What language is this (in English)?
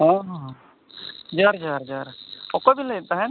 Santali